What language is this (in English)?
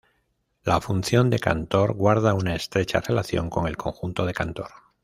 Spanish